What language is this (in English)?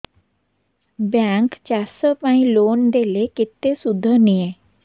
Odia